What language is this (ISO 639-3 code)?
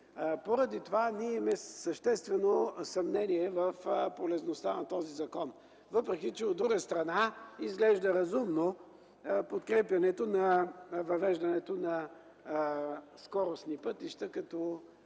bul